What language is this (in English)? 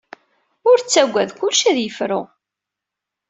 Kabyle